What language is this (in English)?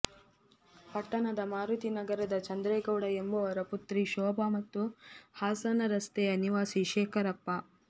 Kannada